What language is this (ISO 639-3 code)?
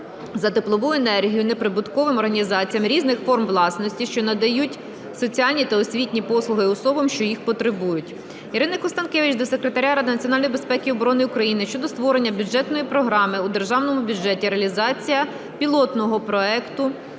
ukr